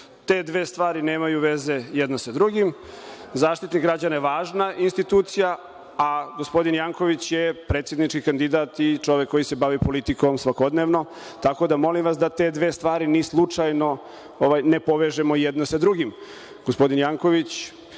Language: Serbian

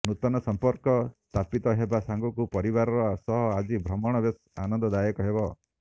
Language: Odia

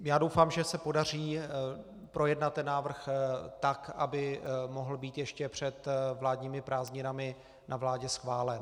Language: Czech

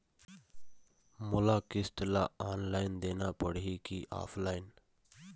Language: Chhattisgarhi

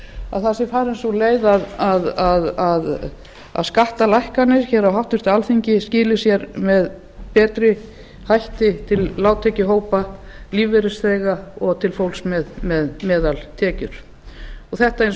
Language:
Icelandic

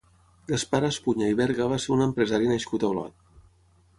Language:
Catalan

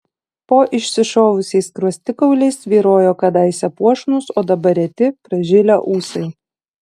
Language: Lithuanian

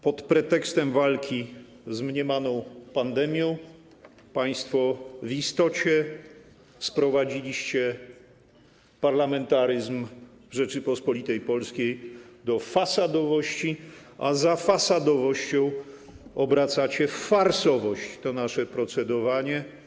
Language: Polish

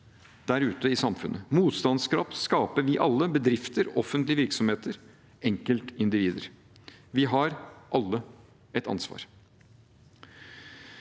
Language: Norwegian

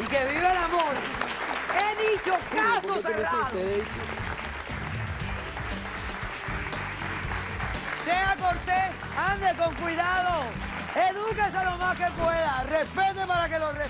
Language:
Spanish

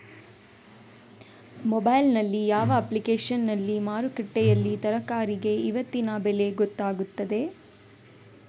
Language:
Kannada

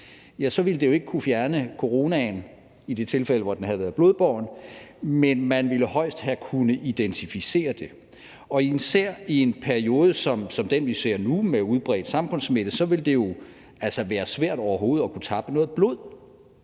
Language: Danish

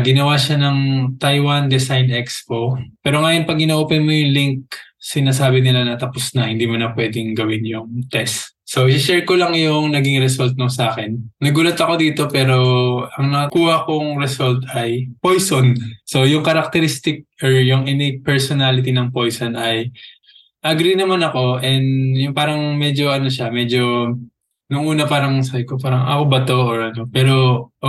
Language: Filipino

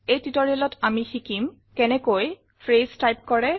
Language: Assamese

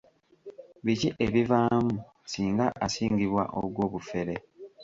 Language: Ganda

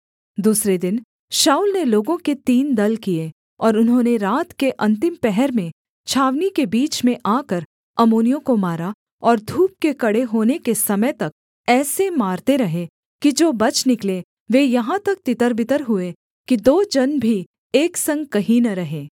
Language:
Hindi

